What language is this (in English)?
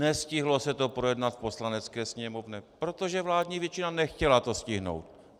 Czech